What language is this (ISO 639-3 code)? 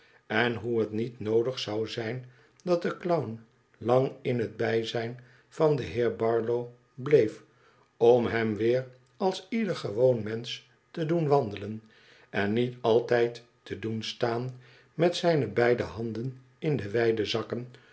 nld